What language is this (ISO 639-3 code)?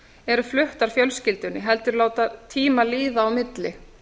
isl